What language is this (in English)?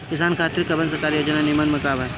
Bhojpuri